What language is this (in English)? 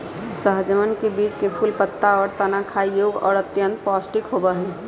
Magahi